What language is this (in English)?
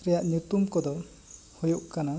Santali